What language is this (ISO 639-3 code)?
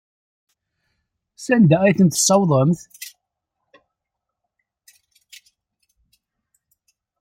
kab